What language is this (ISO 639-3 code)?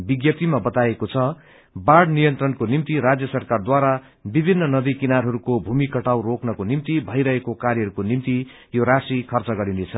nep